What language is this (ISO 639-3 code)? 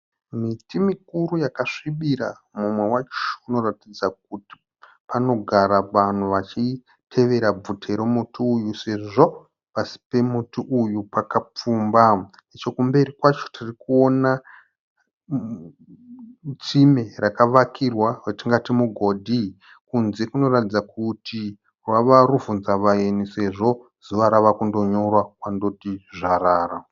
sna